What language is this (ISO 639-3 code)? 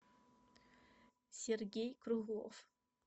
rus